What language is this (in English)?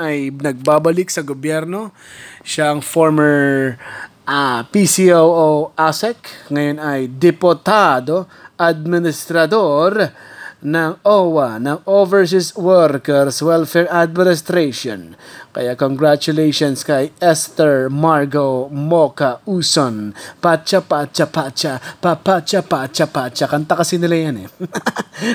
Filipino